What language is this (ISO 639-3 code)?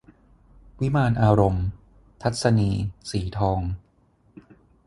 tha